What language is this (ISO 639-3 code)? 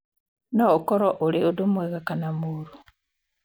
kik